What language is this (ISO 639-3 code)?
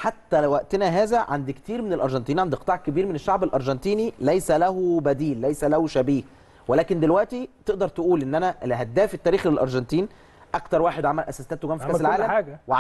ara